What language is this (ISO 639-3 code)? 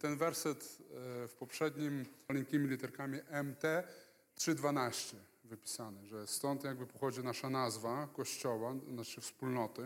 pol